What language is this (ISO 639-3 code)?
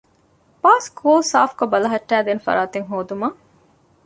div